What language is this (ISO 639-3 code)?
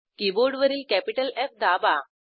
mar